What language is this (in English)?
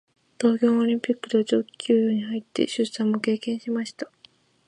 Japanese